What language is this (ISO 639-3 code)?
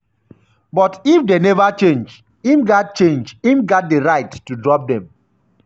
pcm